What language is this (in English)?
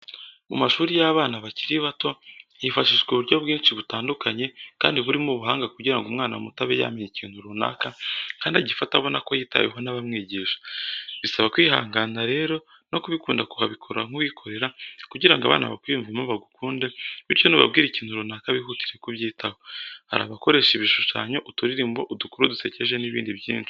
Kinyarwanda